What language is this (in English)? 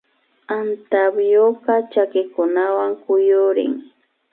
Imbabura Highland Quichua